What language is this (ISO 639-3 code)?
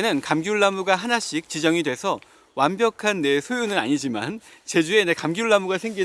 kor